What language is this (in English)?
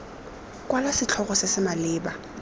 Tswana